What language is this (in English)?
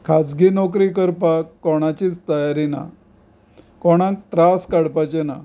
Konkani